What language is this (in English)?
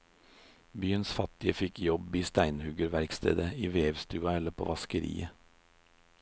Norwegian